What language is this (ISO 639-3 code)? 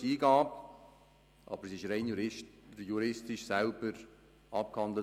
gsw